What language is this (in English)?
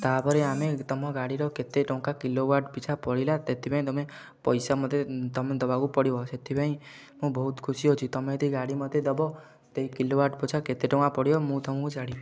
Odia